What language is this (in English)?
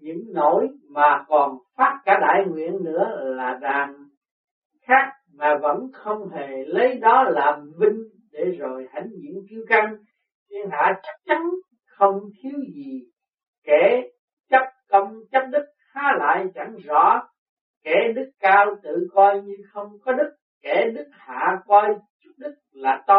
Vietnamese